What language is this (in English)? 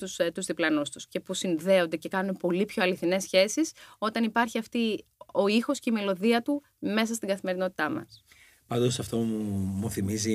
Greek